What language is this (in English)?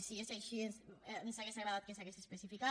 Catalan